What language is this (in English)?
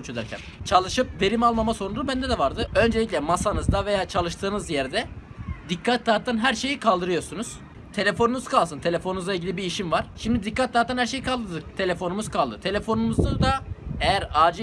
Turkish